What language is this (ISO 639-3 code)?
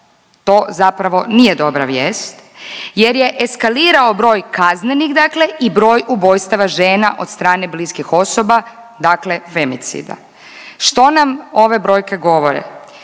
hrv